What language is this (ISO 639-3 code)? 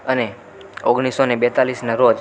guj